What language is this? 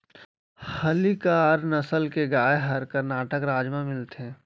Chhattisgarhi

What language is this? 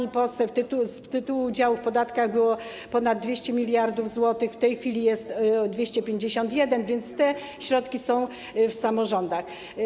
Polish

